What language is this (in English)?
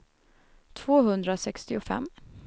Swedish